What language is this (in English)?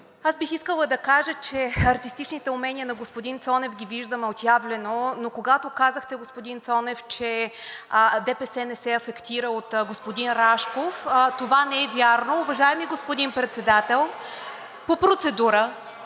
Bulgarian